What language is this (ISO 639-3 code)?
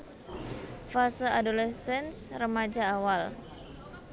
jav